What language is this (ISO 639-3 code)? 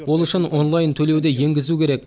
kaz